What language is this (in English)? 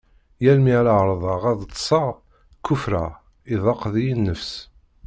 Kabyle